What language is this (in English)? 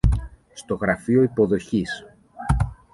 Greek